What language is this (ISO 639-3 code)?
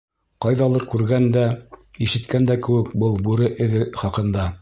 bak